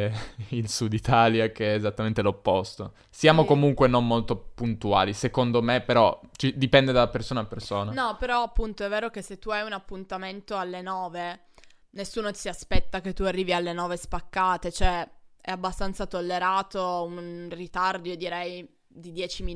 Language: Italian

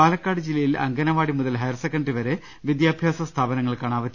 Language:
Malayalam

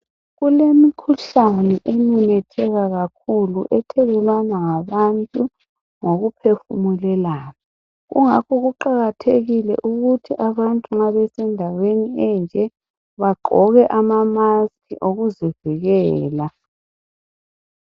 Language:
North Ndebele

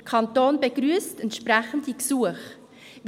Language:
Swiss German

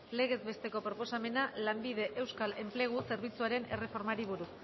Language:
Basque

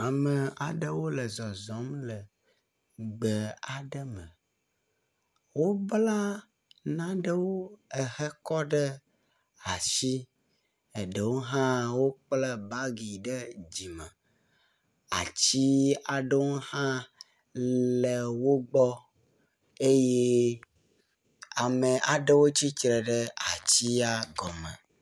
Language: Ewe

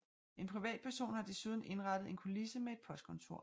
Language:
Danish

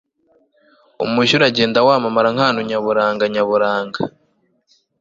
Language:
Kinyarwanda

